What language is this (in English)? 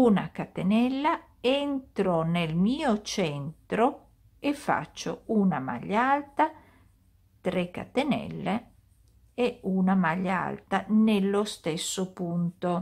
Italian